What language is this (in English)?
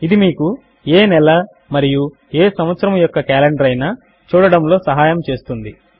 Telugu